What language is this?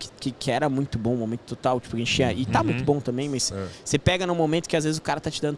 Portuguese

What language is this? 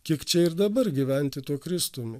Lithuanian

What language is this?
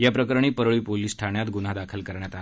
Marathi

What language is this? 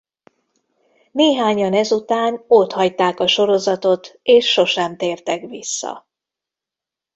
Hungarian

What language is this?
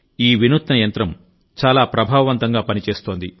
Telugu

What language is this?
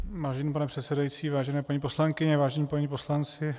Czech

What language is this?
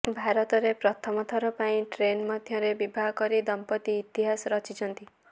Odia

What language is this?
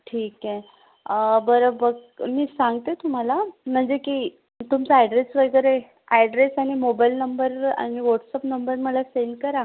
Marathi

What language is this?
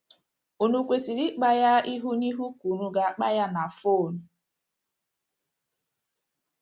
Igbo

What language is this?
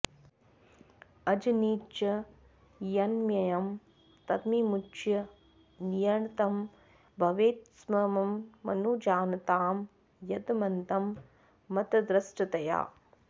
Sanskrit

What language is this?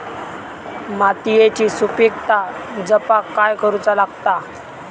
Marathi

